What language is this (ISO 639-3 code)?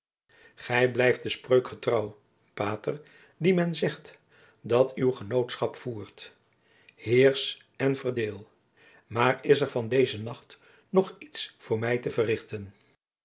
nld